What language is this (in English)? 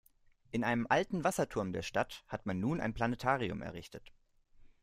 German